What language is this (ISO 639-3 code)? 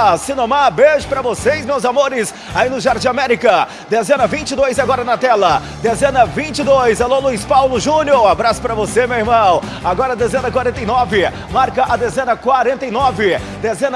por